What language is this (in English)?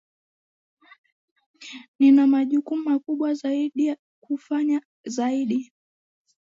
Swahili